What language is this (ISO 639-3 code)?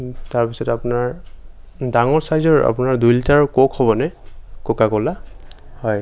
asm